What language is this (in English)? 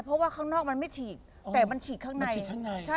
Thai